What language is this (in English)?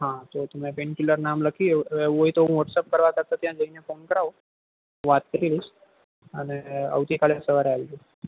Gujarati